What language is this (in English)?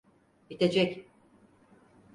Turkish